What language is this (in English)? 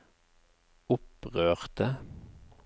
Norwegian